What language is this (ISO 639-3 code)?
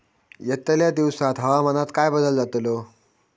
mar